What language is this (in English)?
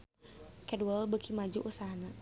Sundanese